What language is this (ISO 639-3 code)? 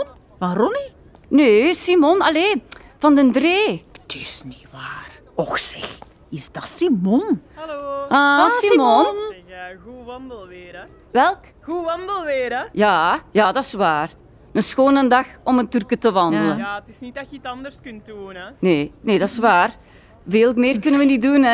nld